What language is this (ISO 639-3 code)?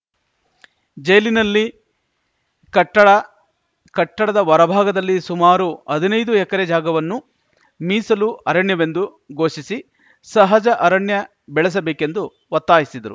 kan